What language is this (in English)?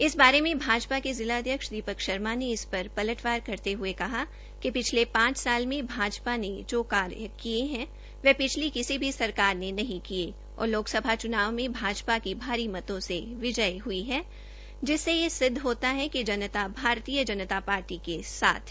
Hindi